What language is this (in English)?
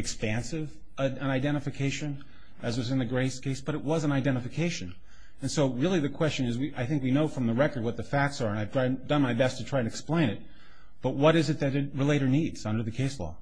English